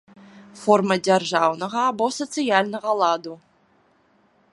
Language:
Belarusian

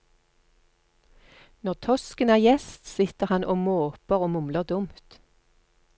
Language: Norwegian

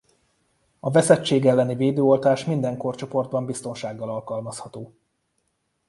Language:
Hungarian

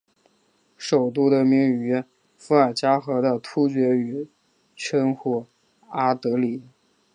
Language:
Chinese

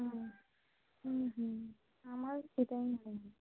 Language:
Bangla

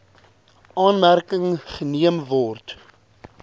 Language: Afrikaans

